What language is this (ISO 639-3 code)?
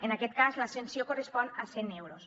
cat